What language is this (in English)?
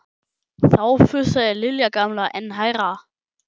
Icelandic